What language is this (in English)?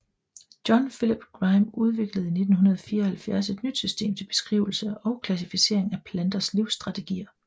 Danish